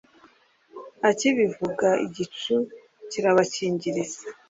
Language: Kinyarwanda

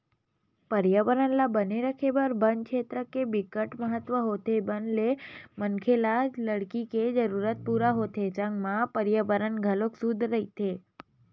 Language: Chhattisgarhi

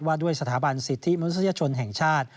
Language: Thai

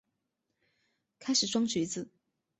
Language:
Chinese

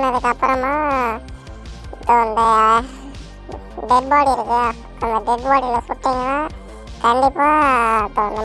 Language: Turkish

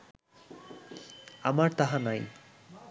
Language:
Bangla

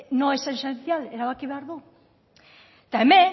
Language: Basque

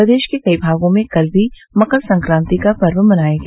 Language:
Hindi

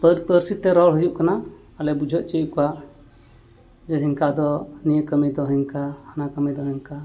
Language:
Santali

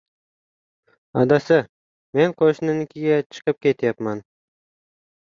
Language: Uzbek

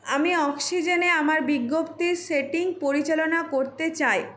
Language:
Bangla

